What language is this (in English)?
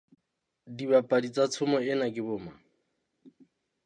Southern Sotho